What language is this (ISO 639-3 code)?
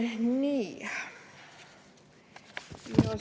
est